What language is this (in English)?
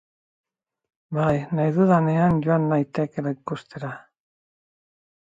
Basque